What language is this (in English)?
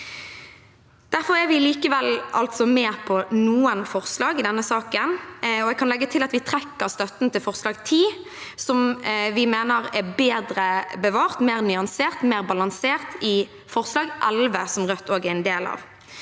Norwegian